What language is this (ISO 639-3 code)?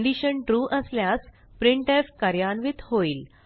mar